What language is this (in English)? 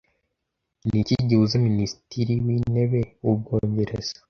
Kinyarwanda